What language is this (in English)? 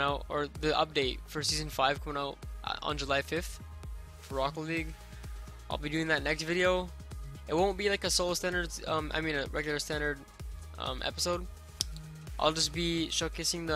English